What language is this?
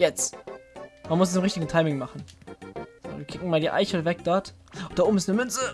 German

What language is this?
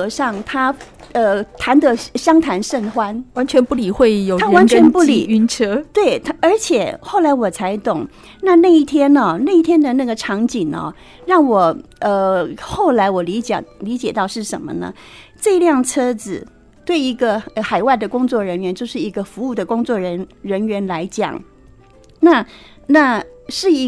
Chinese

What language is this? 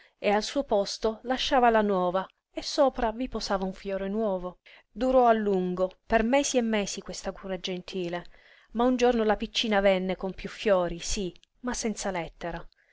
Italian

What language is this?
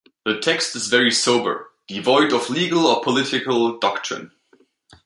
English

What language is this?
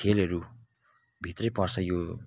Nepali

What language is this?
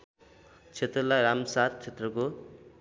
Nepali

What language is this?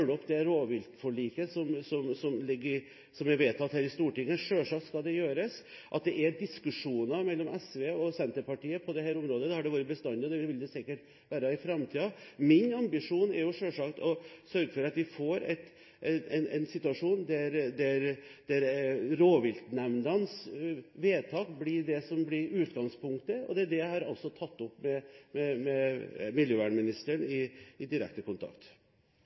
Norwegian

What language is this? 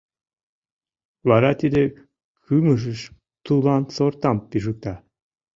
Mari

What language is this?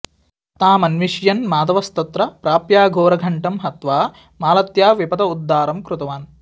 Sanskrit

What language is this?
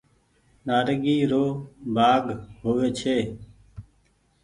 Goaria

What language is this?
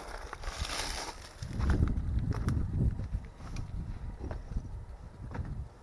Spanish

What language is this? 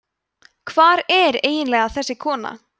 Icelandic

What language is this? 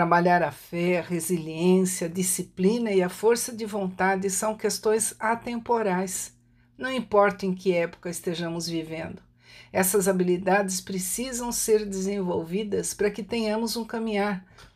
Portuguese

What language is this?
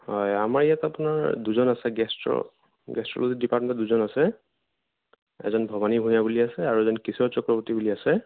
Assamese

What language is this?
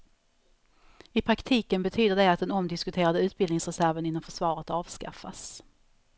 Swedish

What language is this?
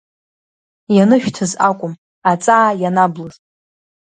Abkhazian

